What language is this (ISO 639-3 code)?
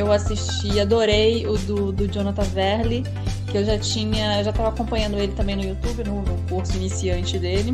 por